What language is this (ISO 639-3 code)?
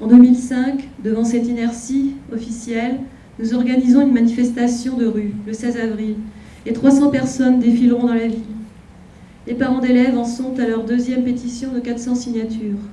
fra